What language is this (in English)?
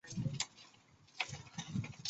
Chinese